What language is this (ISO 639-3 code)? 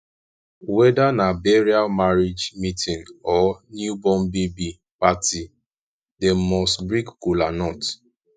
pcm